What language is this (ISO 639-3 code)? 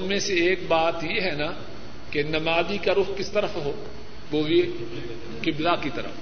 urd